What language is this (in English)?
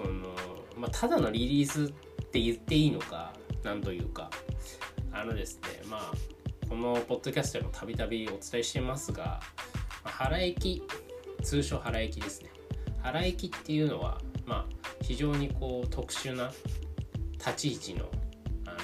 Japanese